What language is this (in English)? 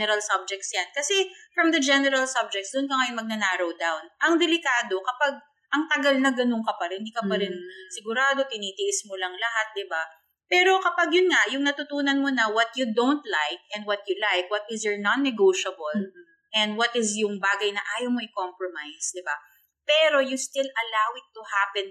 Filipino